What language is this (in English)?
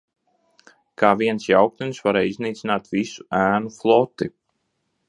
Latvian